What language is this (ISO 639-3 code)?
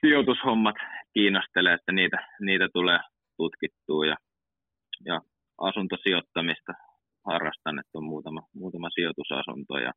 fin